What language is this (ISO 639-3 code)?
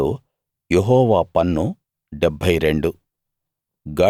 tel